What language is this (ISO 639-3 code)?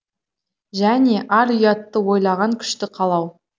kaz